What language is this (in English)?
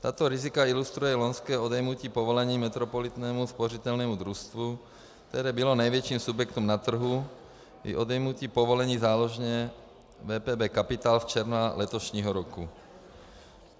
Czech